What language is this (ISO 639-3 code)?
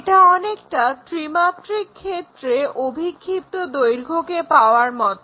ben